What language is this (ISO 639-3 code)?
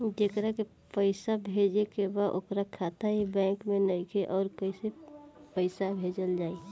bho